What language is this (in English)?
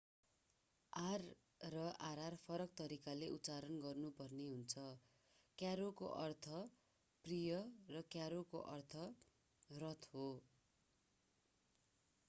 Nepali